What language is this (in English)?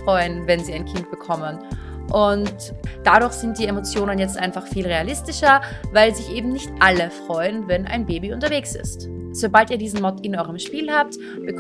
German